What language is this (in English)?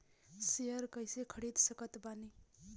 Bhojpuri